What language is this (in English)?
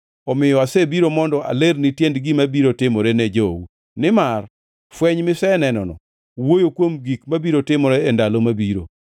Luo (Kenya and Tanzania)